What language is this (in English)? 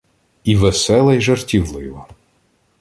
Ukrainian